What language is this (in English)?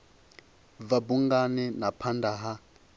Venda